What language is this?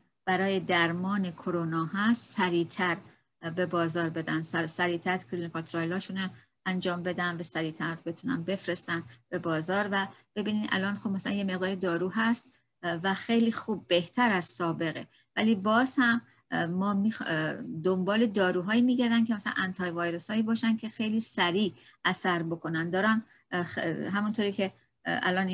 Persian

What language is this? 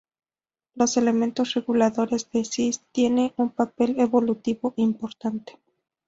Spanish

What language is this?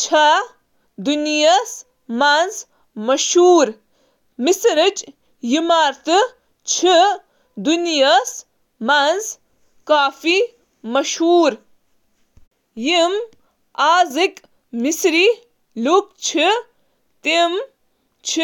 Kashmiri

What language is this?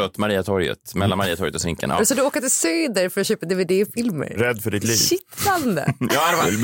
Swedish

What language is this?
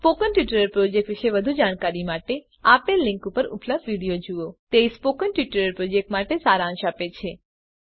Gujarati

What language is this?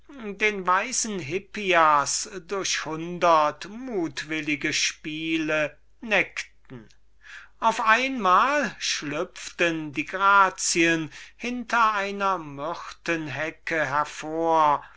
German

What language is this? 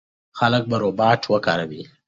Pashto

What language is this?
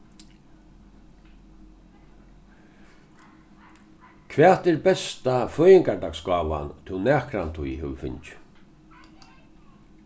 Faroese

